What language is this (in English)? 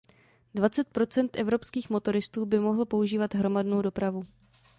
Czech